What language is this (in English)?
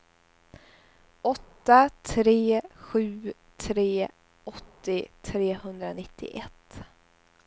Swedish